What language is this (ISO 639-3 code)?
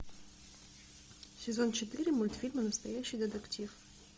rus